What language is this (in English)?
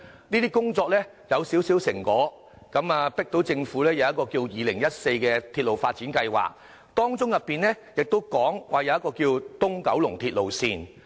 Cantonese